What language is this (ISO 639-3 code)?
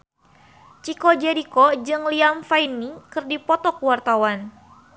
sun